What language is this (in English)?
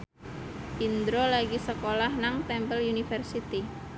Javanese